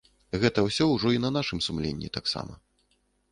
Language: Belarusian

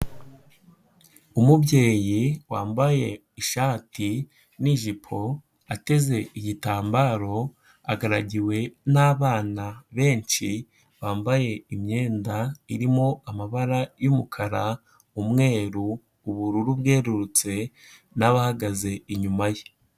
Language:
Kinyarwanda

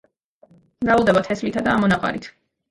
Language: Georgian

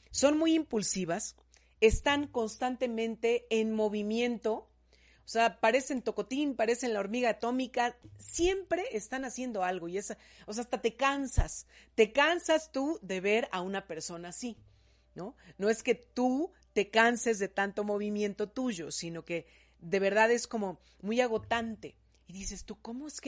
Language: Spanish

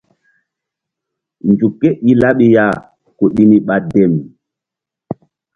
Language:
Mbum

